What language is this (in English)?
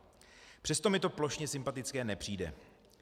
Czech